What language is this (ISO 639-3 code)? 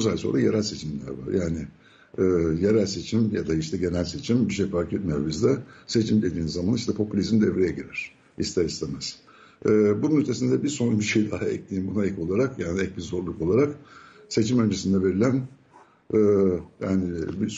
tur